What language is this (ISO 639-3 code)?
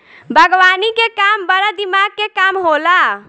bho